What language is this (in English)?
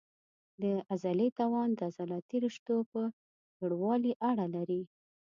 Pashto